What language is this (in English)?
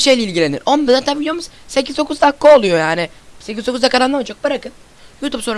Turkish